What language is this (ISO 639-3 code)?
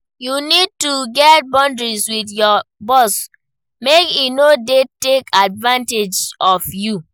pcm